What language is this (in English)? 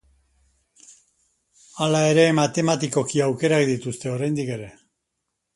Basque